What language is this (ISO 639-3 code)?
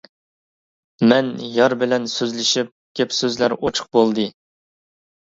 uig